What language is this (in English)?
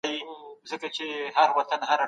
Pashto